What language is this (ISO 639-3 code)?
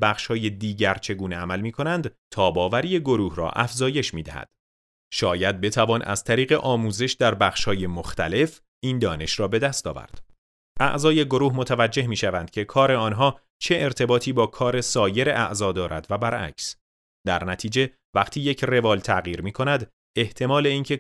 fas